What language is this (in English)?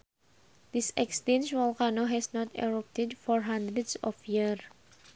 Sundanese